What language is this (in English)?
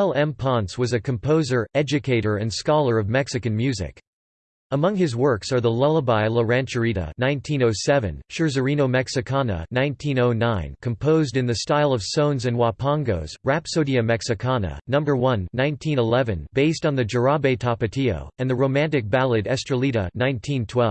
English